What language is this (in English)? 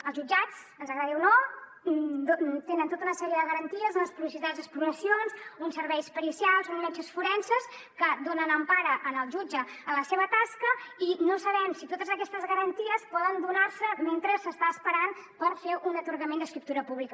Catalan